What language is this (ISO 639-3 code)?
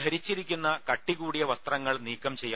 mal